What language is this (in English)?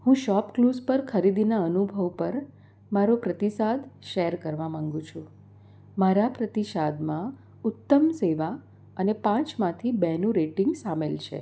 Gujarati